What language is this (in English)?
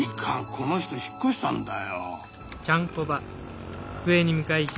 Japanese